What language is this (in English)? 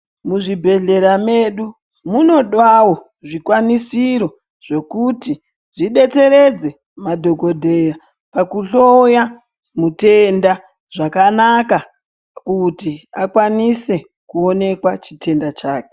Ndau